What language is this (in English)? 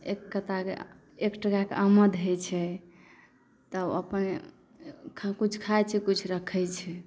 Maithili